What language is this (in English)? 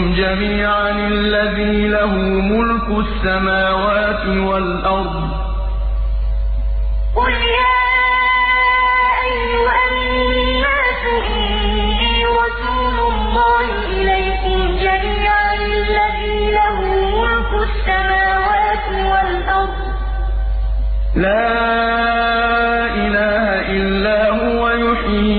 Arabic